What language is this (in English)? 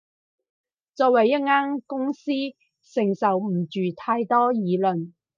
Cantonese